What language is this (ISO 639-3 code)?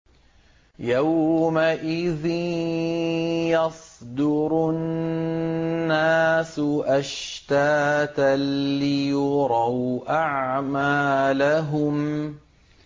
ara